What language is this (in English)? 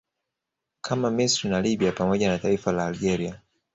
Swahili